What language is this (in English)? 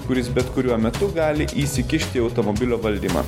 Lithuanian